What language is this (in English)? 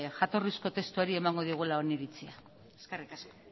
Basque